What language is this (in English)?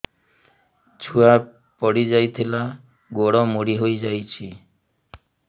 Odia